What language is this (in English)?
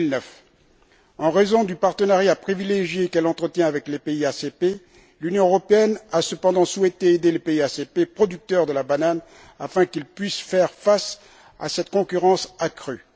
French